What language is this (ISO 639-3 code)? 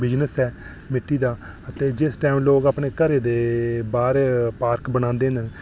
doi